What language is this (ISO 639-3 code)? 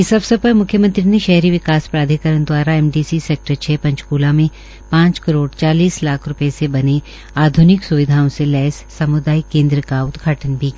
hin